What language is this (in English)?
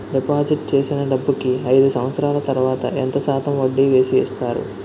Telugu